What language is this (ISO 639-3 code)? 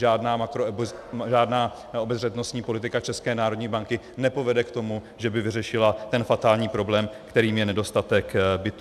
ces